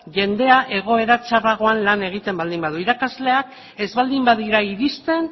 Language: Basque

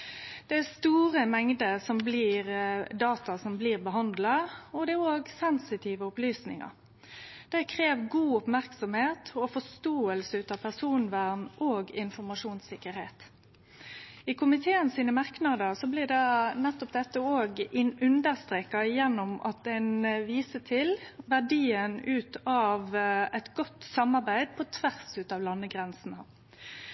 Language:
Norwegian Nynorsk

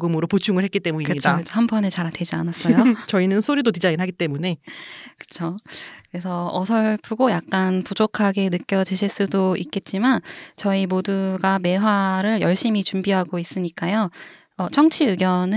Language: Korean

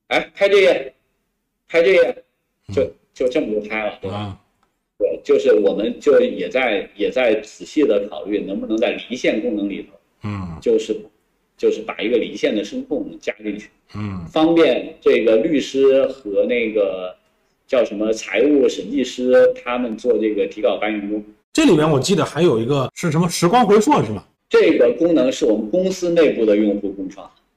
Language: Chinese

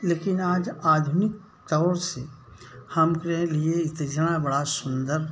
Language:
Hindi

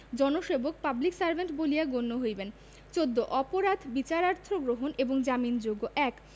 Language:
Bangla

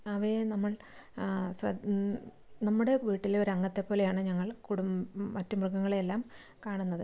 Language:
Malayalam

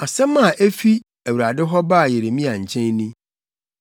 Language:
Akan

